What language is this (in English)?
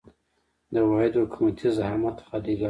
Pashto